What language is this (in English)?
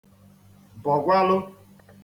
Igbo